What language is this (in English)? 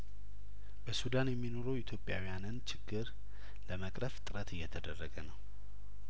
Amharic